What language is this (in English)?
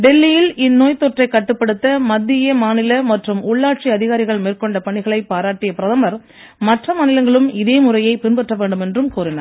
Tamil